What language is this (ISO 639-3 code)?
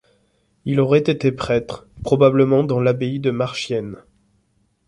fra